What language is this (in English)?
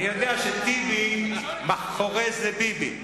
Hebrew